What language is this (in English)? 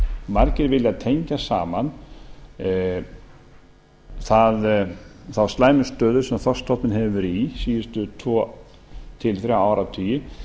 Icelandic